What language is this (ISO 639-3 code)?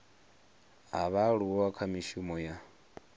ven